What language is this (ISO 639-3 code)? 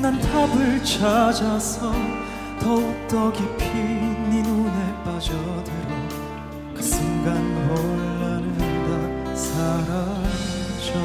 kor